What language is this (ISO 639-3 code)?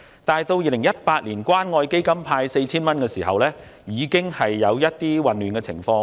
yue